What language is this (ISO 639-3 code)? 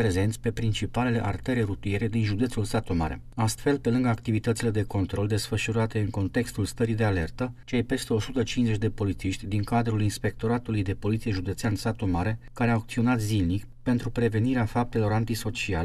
ron